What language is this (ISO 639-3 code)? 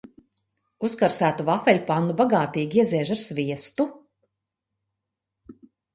lav